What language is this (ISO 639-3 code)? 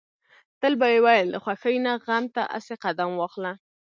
pus